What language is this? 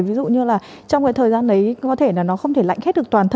Vietnamese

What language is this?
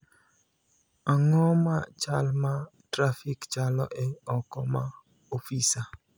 Luo (Kenya and Tanzania)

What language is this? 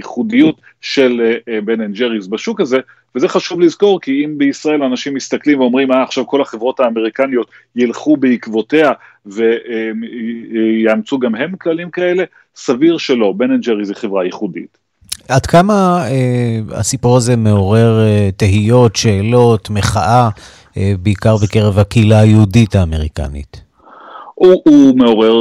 Hebrew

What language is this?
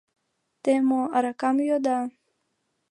Mari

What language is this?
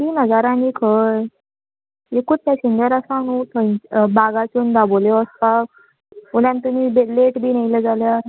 Konkani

